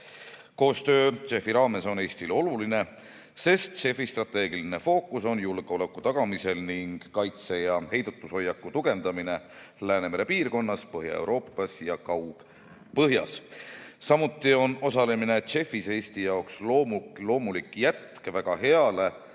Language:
Estonian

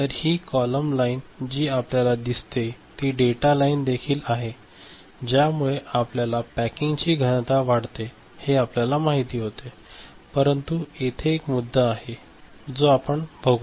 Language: Marathi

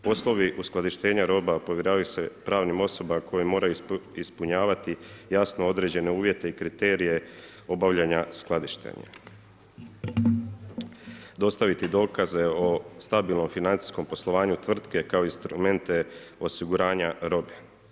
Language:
Croatian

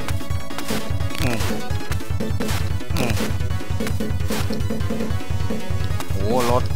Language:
Thai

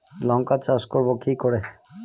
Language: Bangla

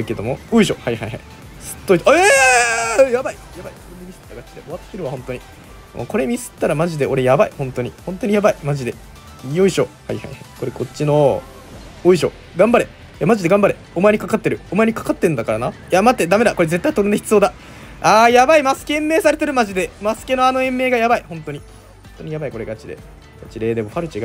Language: Japanese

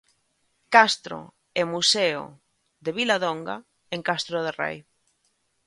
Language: Galician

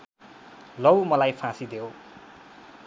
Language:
Nepali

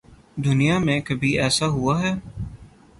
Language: Urdu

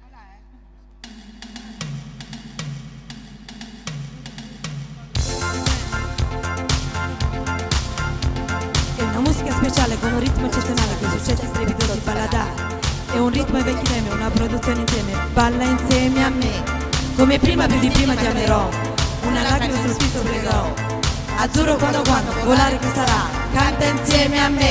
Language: Italian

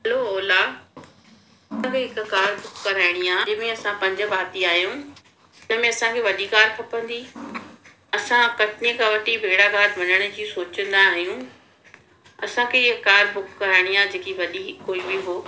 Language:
Sindhi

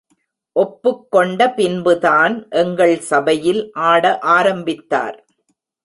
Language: Tamil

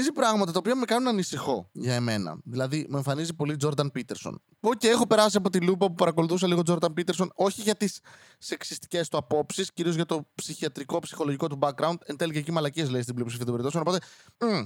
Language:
Greek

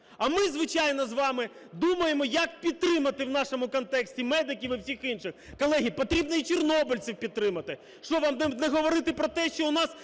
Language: Ukrainian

